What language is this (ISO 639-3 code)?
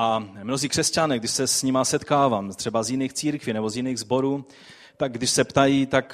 ces